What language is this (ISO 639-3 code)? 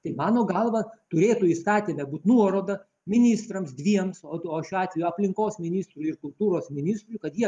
lit